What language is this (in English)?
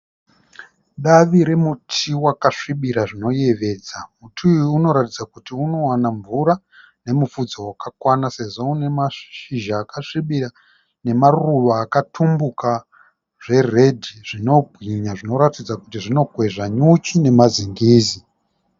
Shona